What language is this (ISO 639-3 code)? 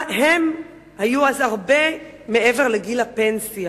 heb